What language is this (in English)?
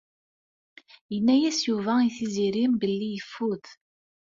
Kabyle